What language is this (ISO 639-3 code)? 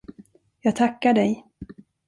swe